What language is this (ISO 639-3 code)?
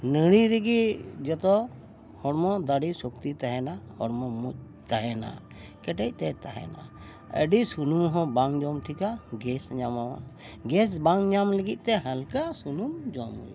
sat